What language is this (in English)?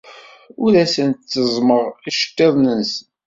Kabyle